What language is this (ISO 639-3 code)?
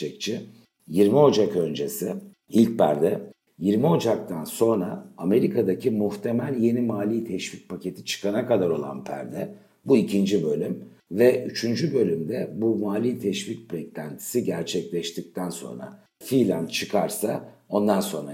tur